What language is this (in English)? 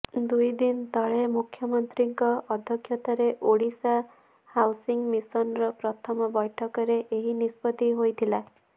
Odia